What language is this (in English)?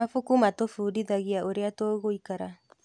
Kikuyu